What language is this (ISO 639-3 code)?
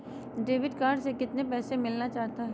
mag